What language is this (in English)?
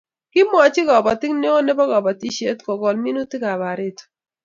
Kalenjin